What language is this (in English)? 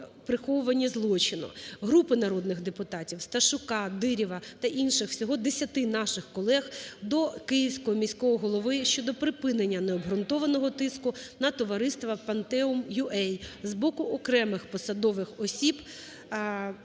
Ukrainian